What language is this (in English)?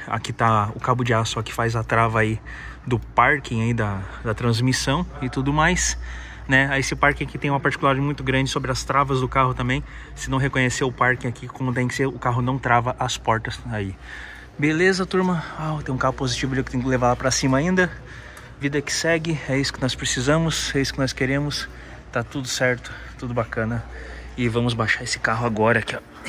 Portuguese